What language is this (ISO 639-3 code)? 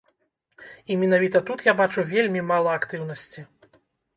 bel